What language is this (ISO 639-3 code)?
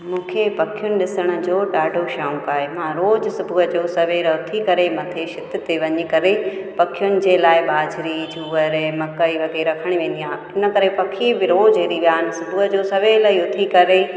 snd